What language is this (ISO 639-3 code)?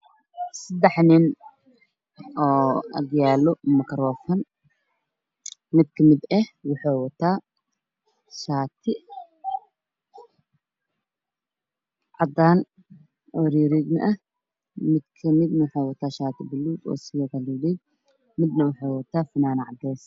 som